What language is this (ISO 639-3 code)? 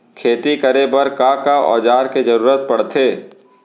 hne